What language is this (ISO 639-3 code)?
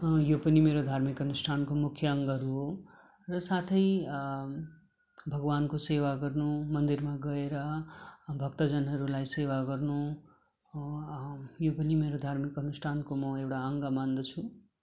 nep